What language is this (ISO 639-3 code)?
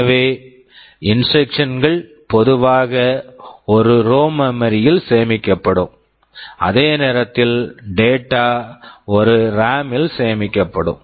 tam